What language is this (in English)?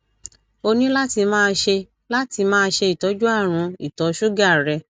Yoruba